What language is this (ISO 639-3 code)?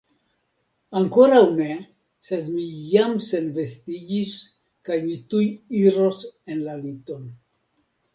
epo